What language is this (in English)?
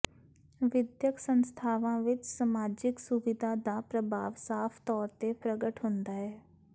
Punjabi